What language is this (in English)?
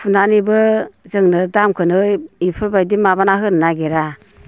Bodo